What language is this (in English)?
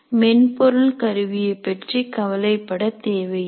Tamil